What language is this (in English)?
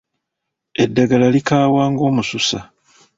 Ganda